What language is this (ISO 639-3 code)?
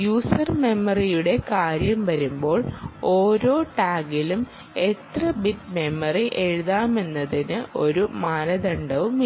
mal